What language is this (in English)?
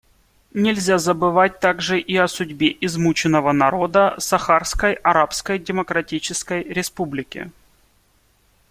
Russian